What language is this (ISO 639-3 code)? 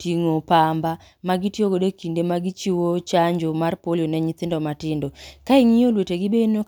luo